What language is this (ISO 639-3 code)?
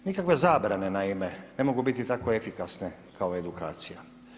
hrv